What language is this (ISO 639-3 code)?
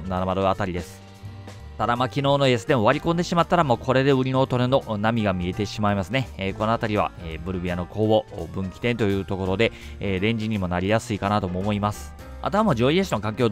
jpn